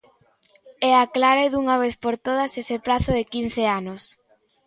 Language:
Galician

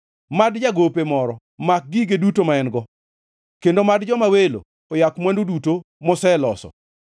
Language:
Luo (Kenya and Tanzania)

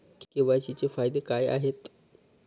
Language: Marathi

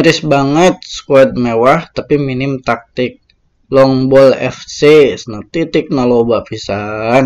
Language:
Indonesian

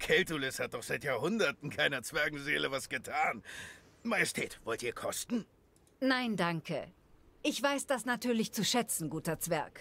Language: German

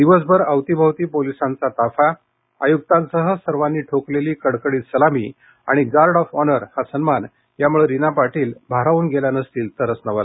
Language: Marathi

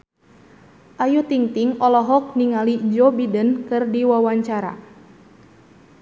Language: Sundanese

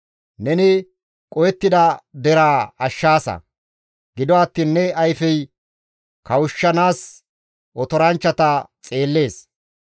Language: Gamo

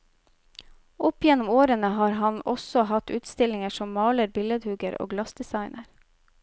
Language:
Norwegian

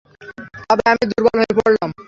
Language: Bangla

